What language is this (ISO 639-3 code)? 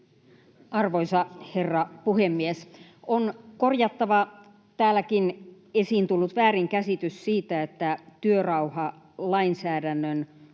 fin